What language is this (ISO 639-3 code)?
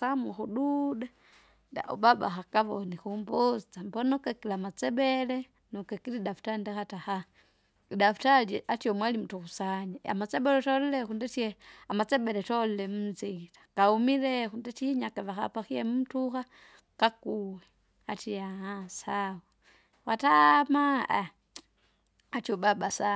zga